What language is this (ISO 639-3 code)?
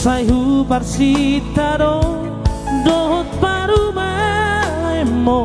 ind